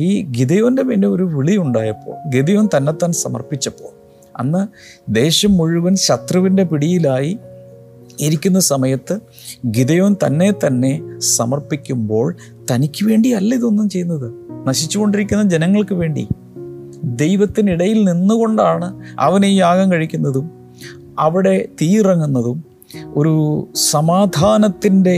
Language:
Malayalam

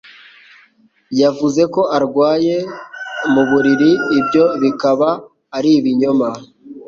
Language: Kinyarwanda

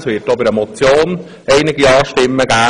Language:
Swiss German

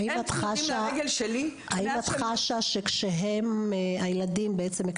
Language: Hebrew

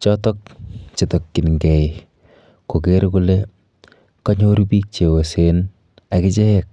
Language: Kalenjin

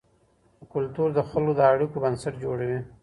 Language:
Pashto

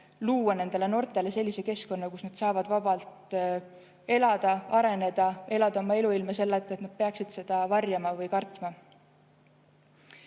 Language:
Estonian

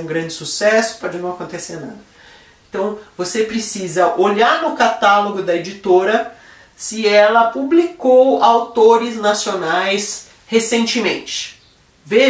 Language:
Portuguese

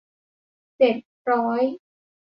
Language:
Thai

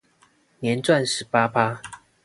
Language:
Chinese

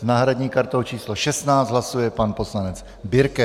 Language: Czech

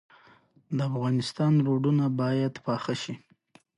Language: Pashto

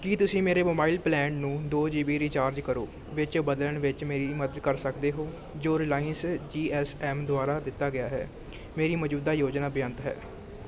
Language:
Punjabi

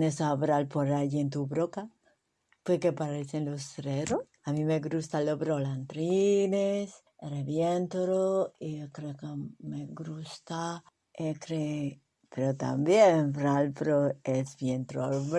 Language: Spanish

